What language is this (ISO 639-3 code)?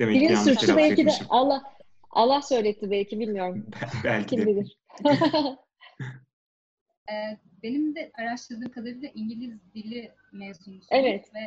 tur